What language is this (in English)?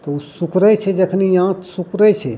Maithili